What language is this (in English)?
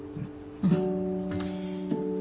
Japanese